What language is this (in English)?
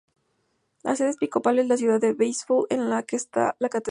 Spanish